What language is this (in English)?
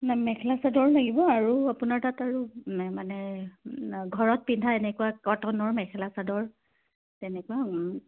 Assamese